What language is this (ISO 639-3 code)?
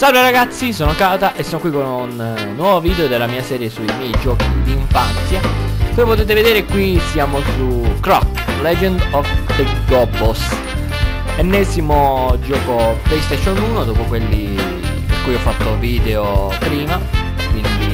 ita